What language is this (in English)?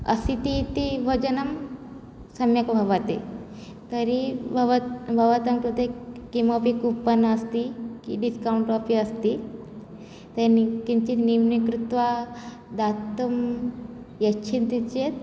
Sanskrit